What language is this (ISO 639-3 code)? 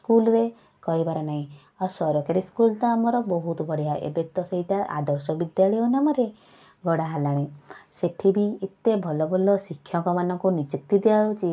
ori